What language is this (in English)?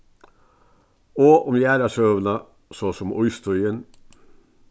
Faroese